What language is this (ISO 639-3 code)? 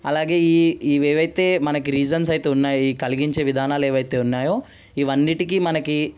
tel